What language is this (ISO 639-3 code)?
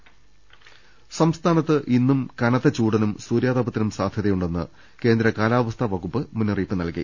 mal